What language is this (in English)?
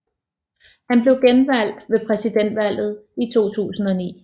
Danish